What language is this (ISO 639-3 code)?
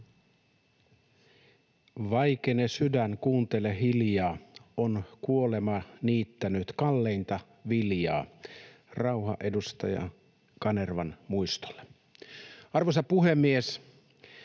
fin